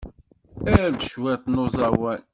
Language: Kabyle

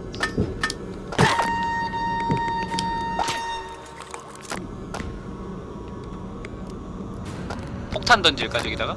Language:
Korean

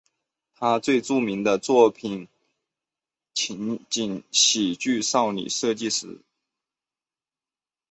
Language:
Chinese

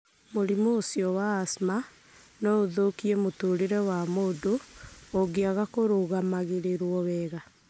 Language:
Kikuyu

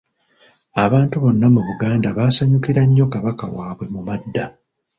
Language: Ganda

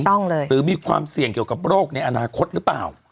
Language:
Thai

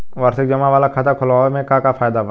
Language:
Bhojpuri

